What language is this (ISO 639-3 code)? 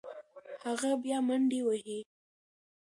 pus